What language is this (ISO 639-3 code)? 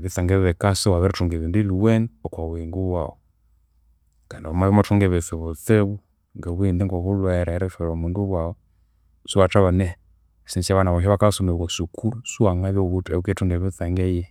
koo